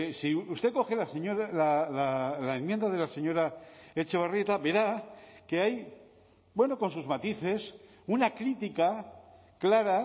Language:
Spanish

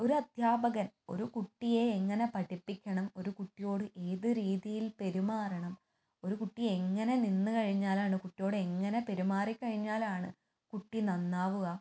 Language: Malayalam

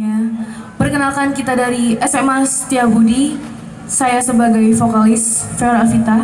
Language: Indonesian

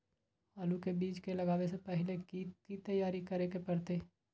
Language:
Magahi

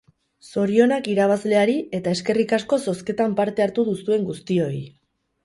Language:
Basque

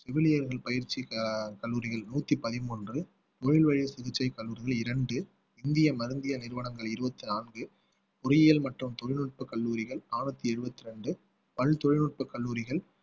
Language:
Tamil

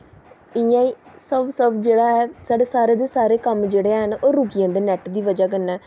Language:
Dogri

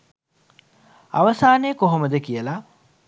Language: Sinhala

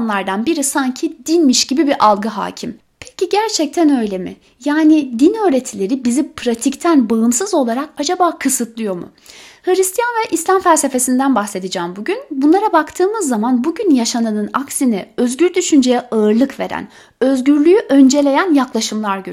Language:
Turkish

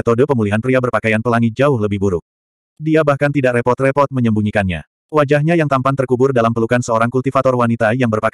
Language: Indonesian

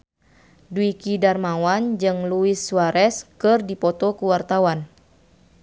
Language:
Sundanese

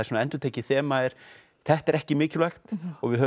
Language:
Icelandic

